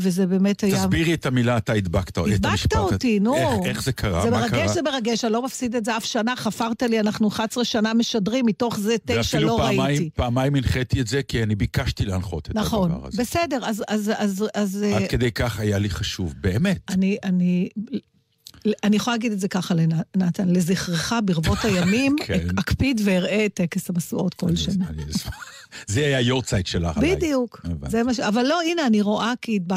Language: Hebrew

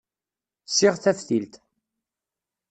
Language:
Kabyle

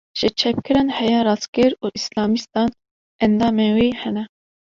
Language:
Kurdish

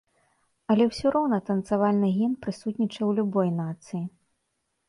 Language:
Belarusian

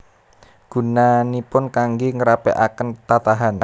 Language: Javanese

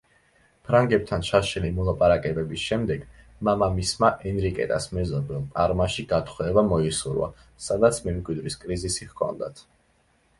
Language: Georgian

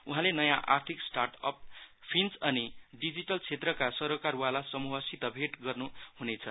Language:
Nepali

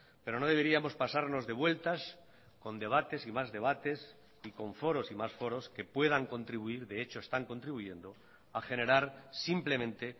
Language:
Spanish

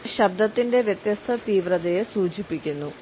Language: Malayalam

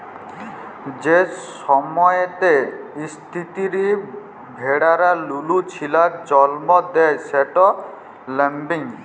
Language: Bangla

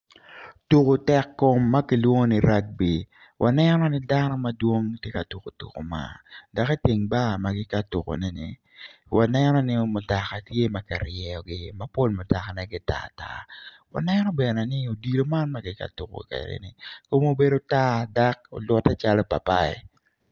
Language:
Acoli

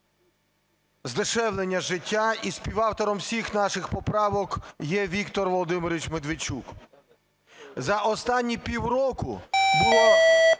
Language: Ukrainian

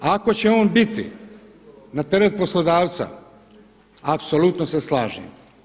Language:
Croatian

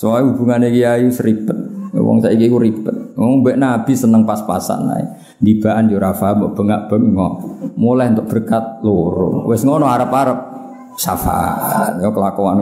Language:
Indonesian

